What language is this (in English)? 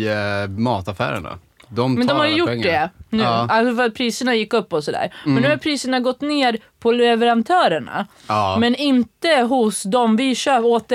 Swedish